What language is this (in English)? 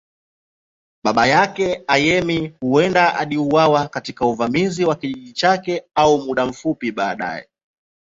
Swahili